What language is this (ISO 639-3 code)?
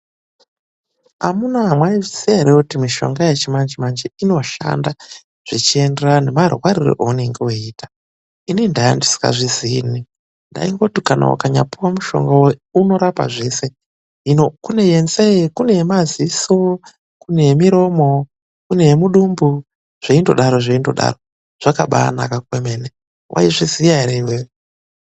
ndc